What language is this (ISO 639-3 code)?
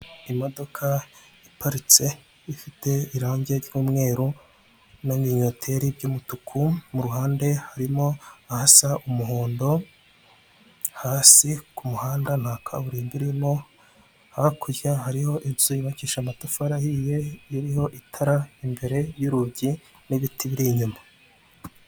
kin